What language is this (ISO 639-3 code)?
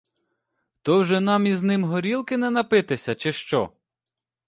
ukr